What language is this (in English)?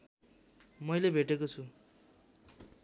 Nepali